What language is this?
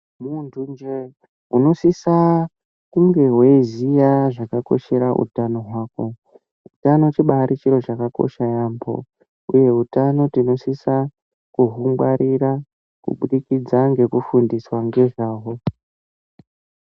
Ndau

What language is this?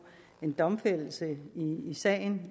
Danish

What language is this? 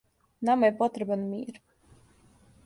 Serbian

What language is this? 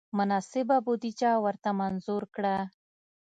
Pashto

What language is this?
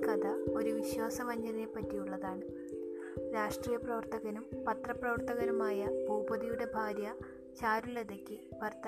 Malayalam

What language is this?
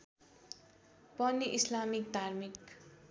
Nepali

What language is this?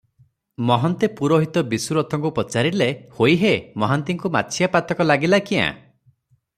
Odia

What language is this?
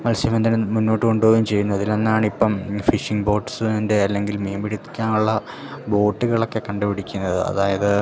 Malayalam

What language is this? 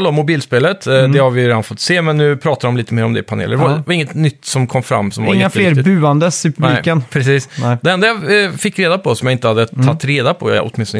Swedish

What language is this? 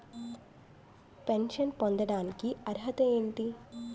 Telugu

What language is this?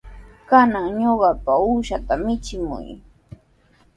Sihuas Ancash Quechua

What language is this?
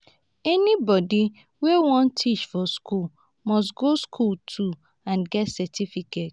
Nigerian Pidgin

